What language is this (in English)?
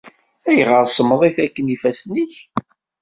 Kabyle